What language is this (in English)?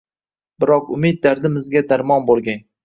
Uzbek